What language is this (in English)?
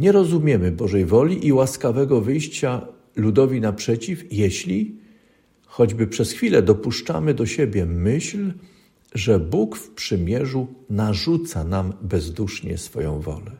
Polish